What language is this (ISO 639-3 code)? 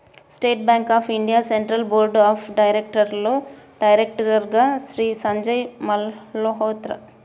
tel